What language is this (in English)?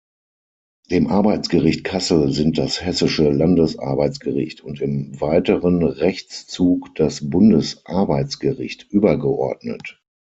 German